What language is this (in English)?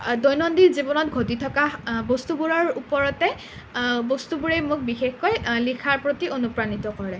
Assamese